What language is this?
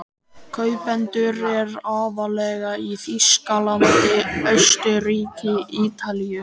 Icelandic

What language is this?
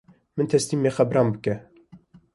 Kurdish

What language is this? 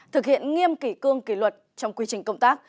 Vietnamese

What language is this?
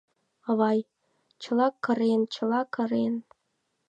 Mari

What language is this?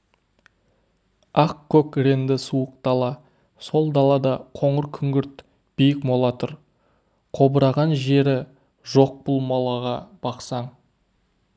Kazakh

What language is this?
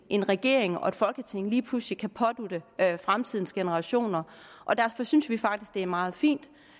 Danish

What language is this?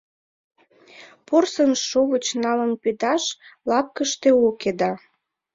Mari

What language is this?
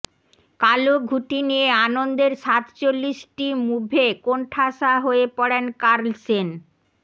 Bangla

